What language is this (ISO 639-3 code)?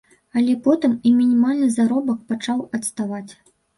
bel